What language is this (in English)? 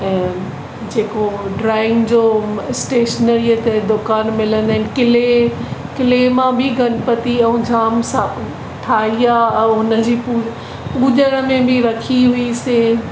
Sindhi